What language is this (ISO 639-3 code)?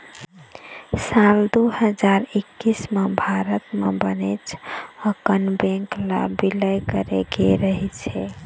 hne